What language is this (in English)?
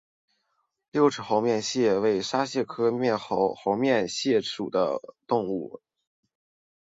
Chinese